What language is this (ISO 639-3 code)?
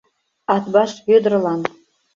chm